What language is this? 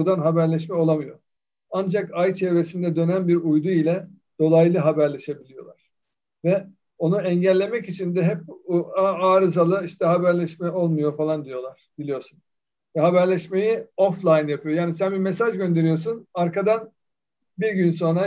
Turkish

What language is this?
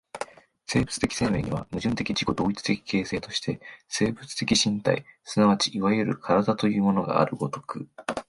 Japanese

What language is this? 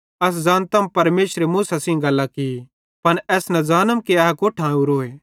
Bhadrawahi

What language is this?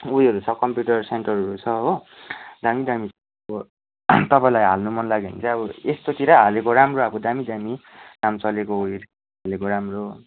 Nepali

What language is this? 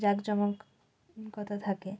Bangla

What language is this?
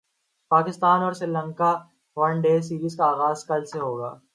Urdu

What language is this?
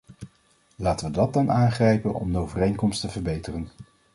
Dutch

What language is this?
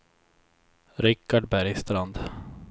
Swedish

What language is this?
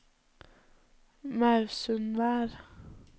Norwegian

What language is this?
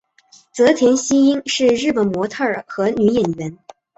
Chinese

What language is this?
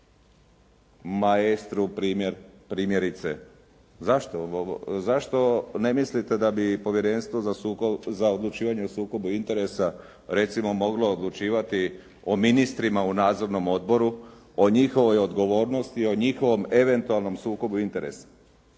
Croatian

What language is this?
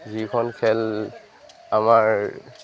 Assamese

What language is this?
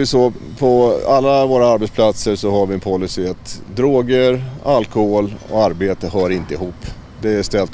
Swedish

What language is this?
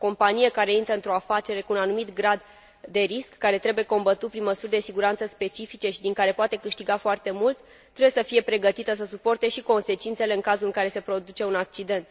Romanian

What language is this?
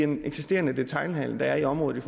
Danish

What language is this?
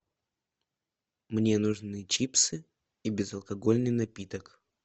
Russian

